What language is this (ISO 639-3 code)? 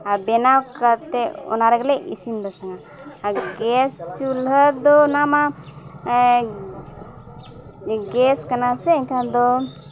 sat